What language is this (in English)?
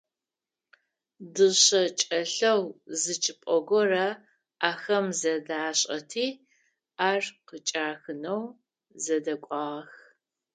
Adyghe